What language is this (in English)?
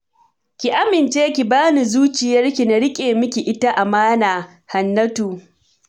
Hausa